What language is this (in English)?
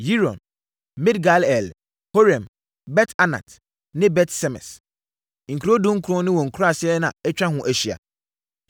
Akan